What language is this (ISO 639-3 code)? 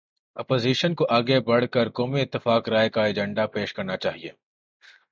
urd